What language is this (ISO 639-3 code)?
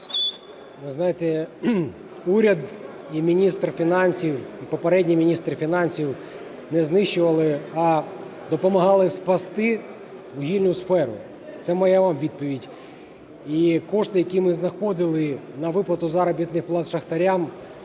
ukr